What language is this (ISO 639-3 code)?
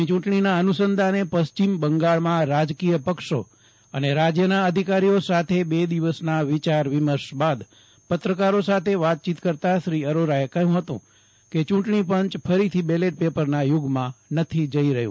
guj